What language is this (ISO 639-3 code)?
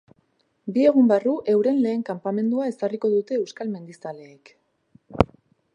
eus